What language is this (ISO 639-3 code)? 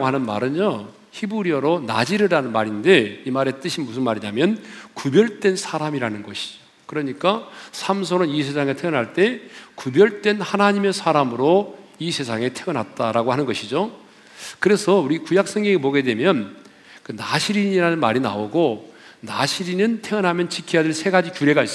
kor